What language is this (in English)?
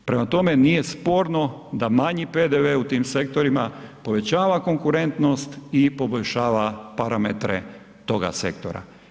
Croatian